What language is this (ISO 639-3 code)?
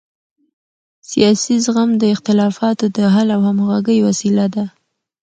pus